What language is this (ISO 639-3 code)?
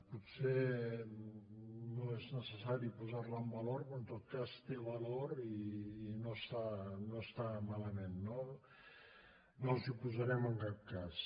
cat